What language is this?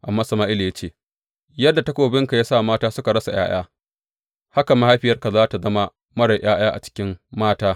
Hausa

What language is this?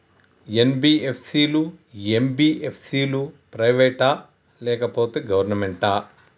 Telugu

